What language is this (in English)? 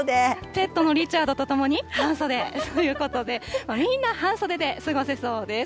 Japanese